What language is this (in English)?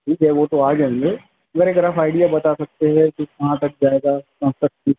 Urdu